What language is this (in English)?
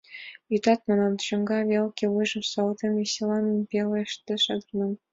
Mari